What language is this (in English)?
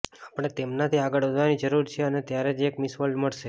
Gujarati